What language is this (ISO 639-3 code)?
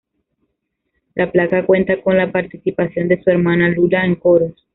spa